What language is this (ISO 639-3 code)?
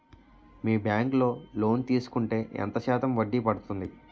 tel